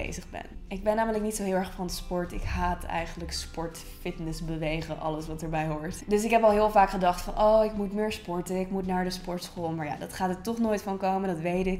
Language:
Dutch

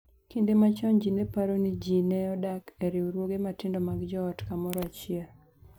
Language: Luo (Kenya and Tanzania)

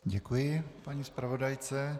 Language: Czech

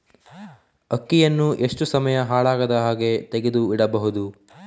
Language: Kannada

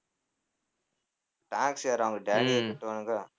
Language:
Tamil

